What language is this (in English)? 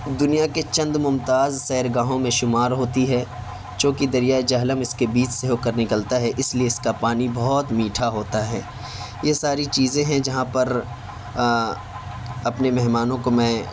Urdu